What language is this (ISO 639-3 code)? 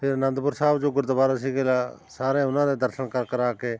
pan